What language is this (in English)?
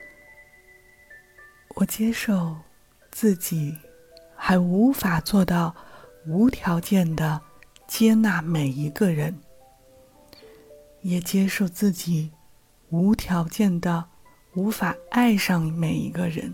Chinese